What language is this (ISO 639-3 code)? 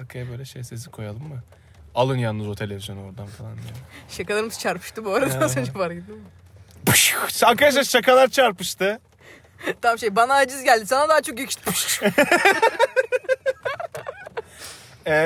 tur